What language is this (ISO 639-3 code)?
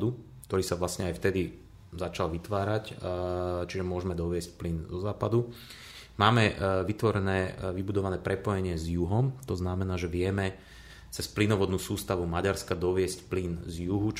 slk